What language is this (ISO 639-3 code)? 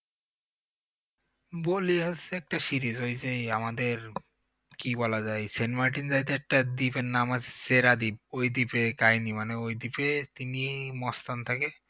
ben